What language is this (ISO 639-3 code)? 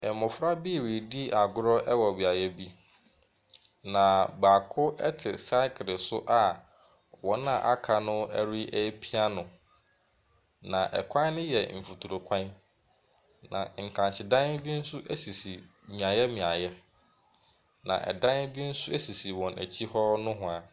aka